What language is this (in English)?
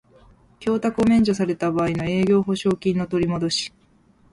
Japanese